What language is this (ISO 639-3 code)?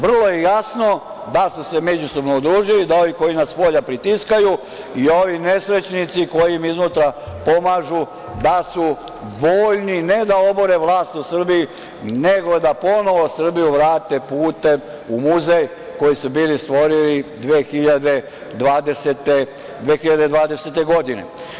srp